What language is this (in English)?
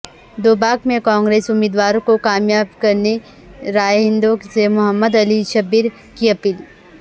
Urdu